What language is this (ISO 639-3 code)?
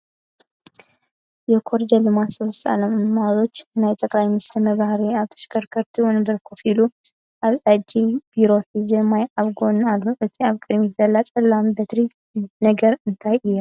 tir